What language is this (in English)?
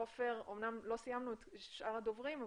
Hebrew